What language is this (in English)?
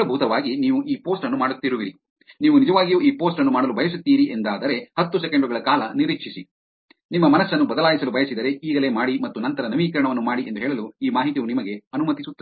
Kannada